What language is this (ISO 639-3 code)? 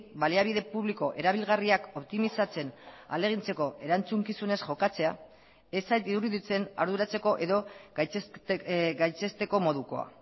eus